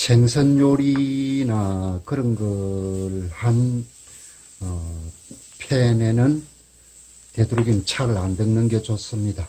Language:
Korean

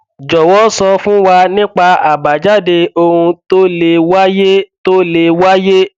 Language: Yoruba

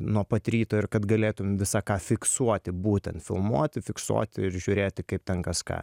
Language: Lithuanian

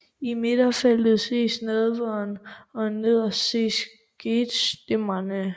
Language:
Danish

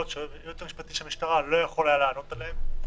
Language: Hebrew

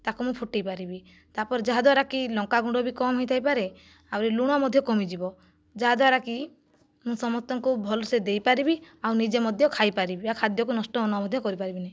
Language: Odia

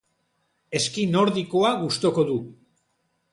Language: Basque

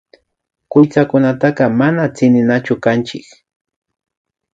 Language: Imbabura Highland Quichua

